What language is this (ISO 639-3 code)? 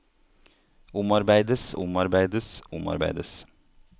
nor